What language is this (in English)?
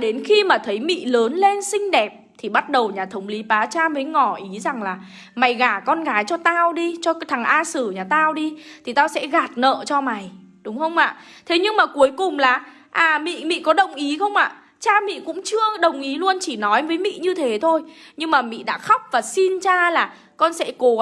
Vietnamese